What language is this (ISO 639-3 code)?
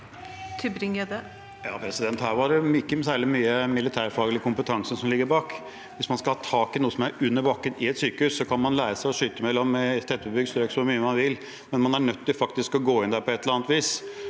nor